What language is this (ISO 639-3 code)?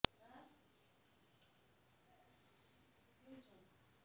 ben